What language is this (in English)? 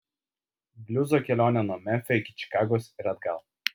Lithuanian